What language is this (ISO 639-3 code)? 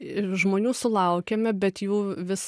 lit